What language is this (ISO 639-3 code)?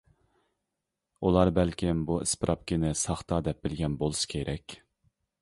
uig